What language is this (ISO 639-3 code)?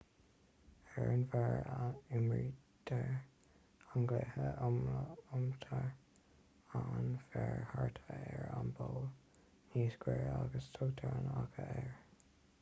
gle